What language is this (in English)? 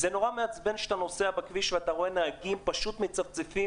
Hebrew